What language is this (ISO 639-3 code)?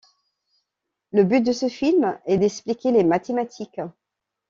fra